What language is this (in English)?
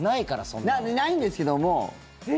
Japanese